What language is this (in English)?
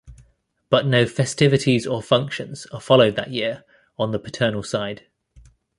English